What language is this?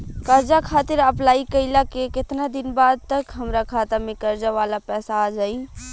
Bhojpuri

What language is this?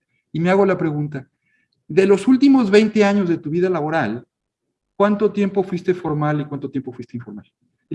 Spanish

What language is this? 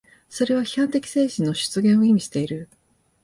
Japanese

